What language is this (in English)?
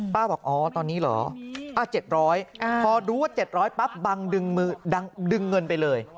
Thai